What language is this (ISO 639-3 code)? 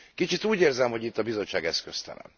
hun